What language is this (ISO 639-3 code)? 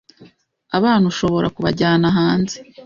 kin